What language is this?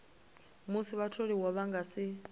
Venda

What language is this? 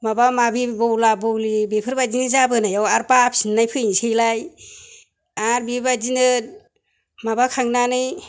Bodo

